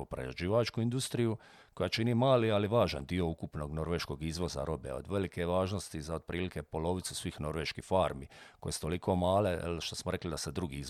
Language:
Croatian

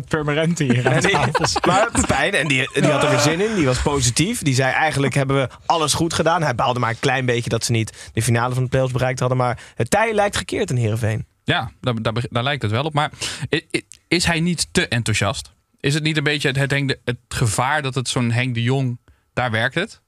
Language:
Dutch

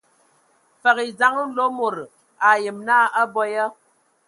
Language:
Ewondo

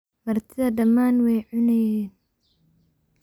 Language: Somali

